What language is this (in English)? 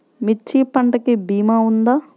Telugu